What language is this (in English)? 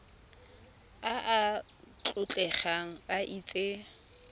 Tswana